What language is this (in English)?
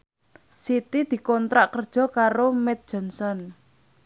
Javanese